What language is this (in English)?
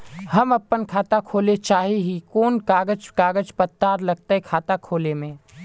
Magahi